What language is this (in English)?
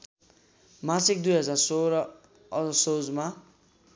Nepali